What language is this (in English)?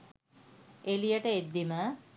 Sinhala